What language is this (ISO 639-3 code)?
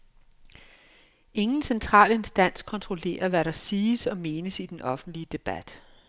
dan